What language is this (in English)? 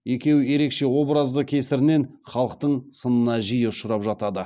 Kazakh